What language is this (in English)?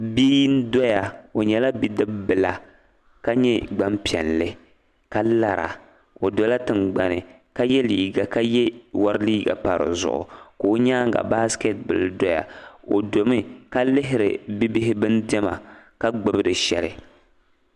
Dagbani